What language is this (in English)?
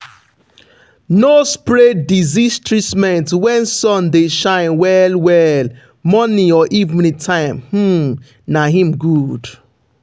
Nigerian Pidgin